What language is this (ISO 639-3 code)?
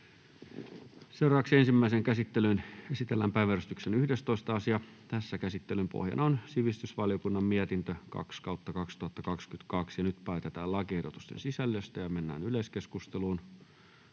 fin